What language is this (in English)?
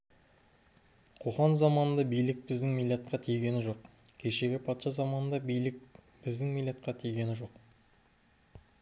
Kazakh